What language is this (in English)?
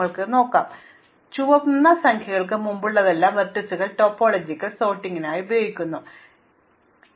Malayalam